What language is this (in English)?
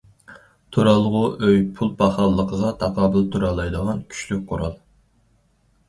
Uyghur